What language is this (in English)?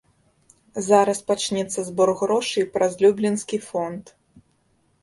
Belarusian